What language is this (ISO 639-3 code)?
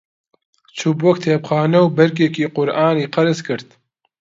ckb